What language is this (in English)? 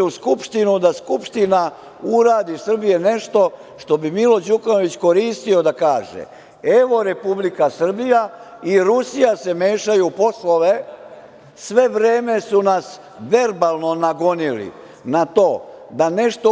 Serbian